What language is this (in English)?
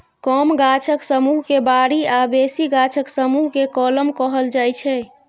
Maithili